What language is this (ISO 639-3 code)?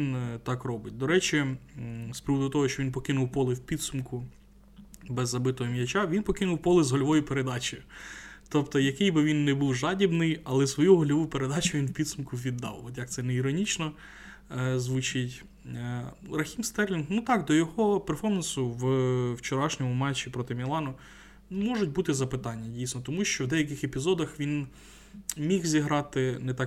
ukr